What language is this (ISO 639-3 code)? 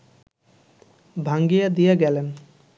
ben